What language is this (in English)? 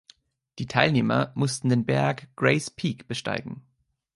German